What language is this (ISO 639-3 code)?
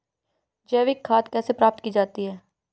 hin